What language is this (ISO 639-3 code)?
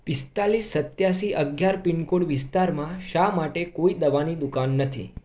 guj